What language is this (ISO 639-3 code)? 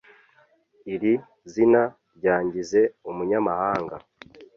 kin